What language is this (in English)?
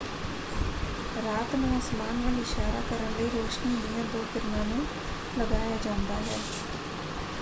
Punjabi